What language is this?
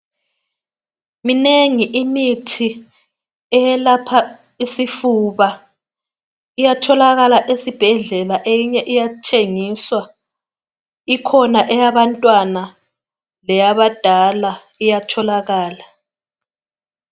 North Ndebele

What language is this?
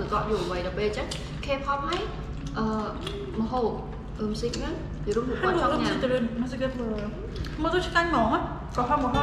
Korean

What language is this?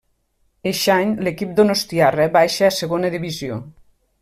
Catalan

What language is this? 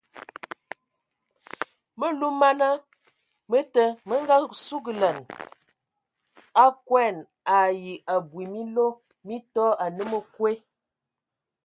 Ewondo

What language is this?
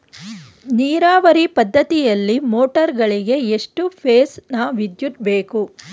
Kannada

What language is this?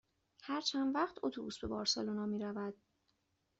Persian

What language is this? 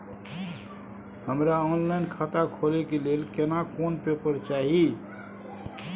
Maithili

